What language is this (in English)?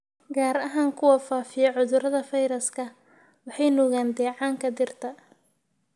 Somali